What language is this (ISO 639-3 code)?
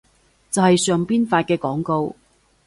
yue